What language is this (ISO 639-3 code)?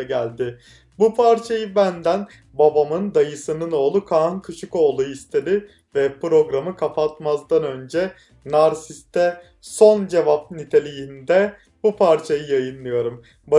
tur